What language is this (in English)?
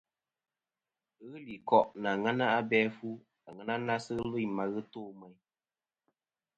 Kom